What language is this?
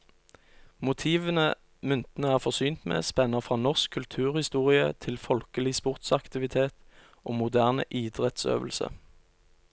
Norwegian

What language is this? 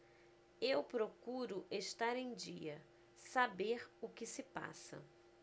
Portuguese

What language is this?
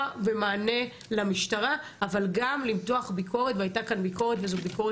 Hebrew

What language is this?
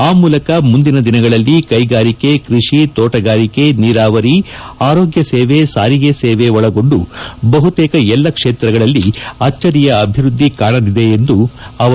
Kannada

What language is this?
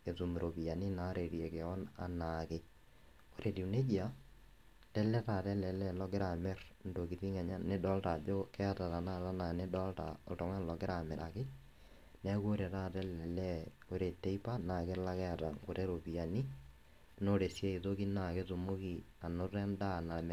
Masai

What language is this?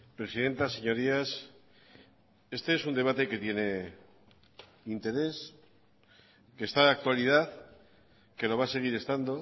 Spanish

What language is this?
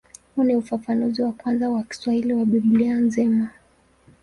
Swahili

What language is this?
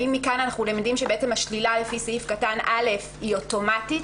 Hebrew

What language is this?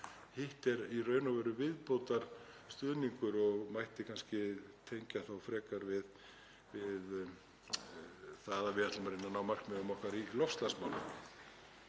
Icelandic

